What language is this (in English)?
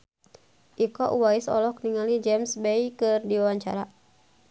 Sundanese